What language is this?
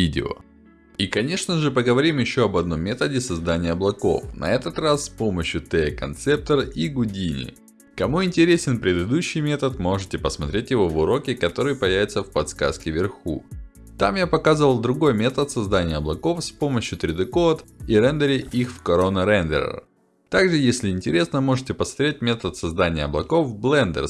Russian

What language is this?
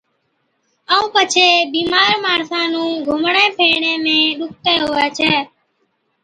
Od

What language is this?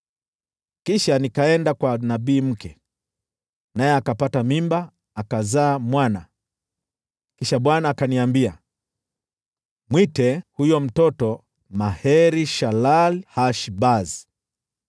Swahili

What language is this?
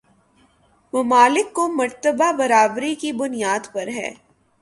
Urdu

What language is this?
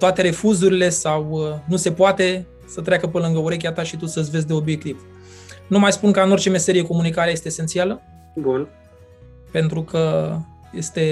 Romanian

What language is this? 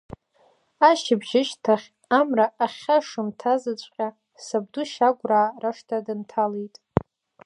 Abkhazian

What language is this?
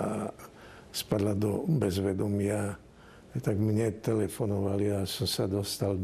Slovak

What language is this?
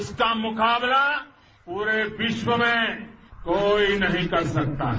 Hindi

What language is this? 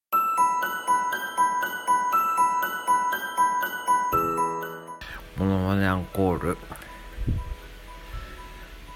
Japanese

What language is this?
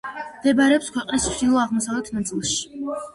Georgian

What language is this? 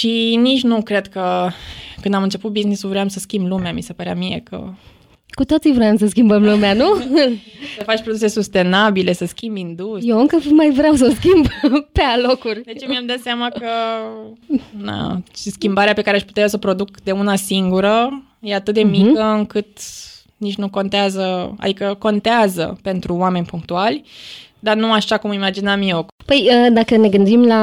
Romanian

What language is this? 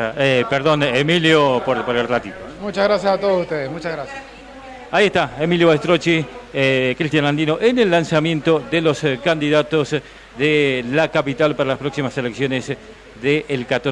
Spanish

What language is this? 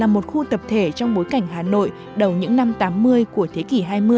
Vietnamese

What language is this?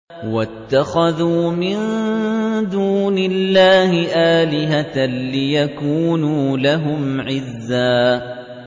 Arabic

